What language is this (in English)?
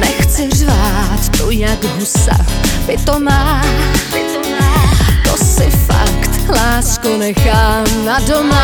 Slovak